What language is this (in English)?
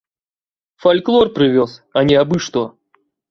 Belarusian